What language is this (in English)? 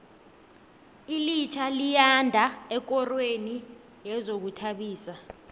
South Ndebele